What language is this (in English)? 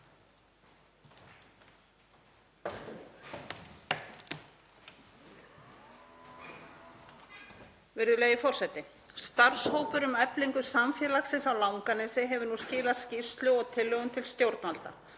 Icelandic